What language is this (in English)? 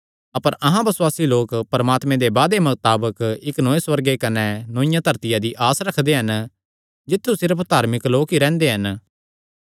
Kangri